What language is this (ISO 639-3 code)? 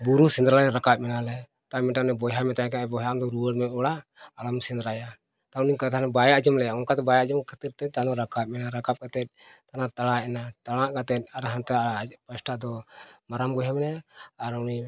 sat